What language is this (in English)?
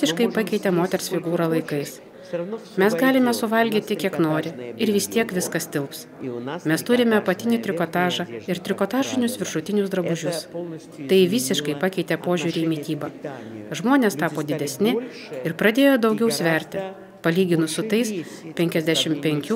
Russian